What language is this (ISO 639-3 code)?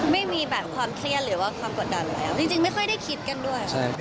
tha